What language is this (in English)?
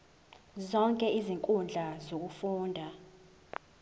Zulu